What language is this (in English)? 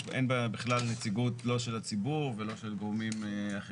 Hebrew